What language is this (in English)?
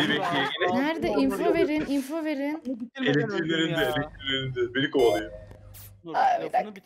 Turkish